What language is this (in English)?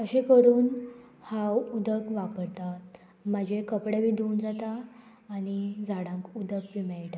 Konkani